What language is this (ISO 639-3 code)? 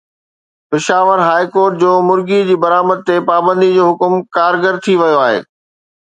snd